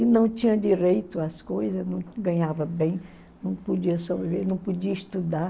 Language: Portuguese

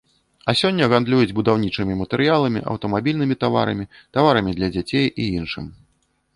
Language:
Belarusian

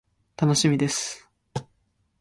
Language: Japanese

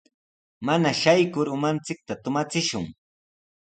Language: Sihuas Ancash Quechua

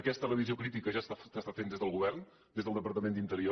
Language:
Catalan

